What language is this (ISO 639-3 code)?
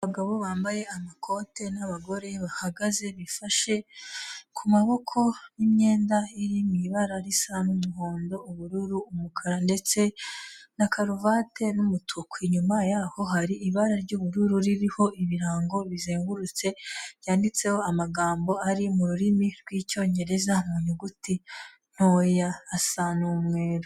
kin